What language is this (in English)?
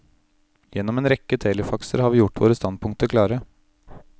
Norwegian